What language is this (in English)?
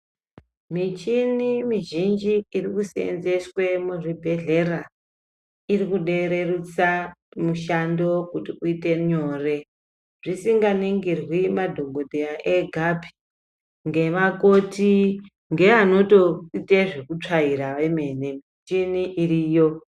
Ndau